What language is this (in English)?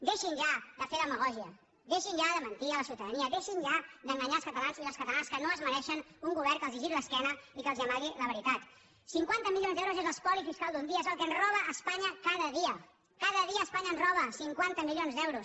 Catalan